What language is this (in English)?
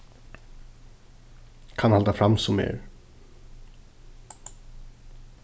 Faroese